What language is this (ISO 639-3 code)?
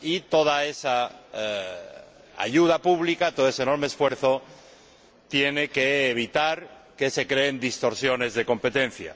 spa